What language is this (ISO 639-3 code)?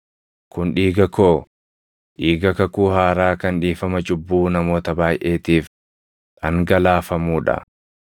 orm